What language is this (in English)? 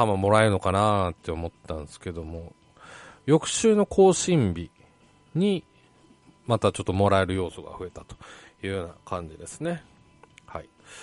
Japanese